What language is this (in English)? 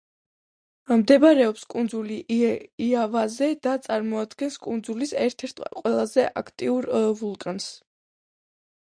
Georgian